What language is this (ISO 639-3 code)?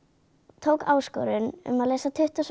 isl